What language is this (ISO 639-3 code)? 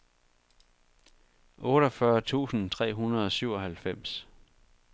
dan